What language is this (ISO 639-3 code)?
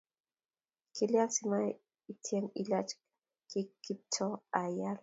kln